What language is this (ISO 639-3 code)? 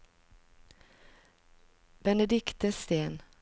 nor